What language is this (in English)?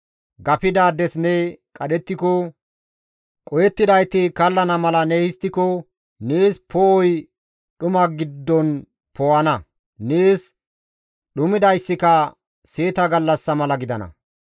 Gamo